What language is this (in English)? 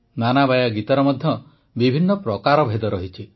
Odia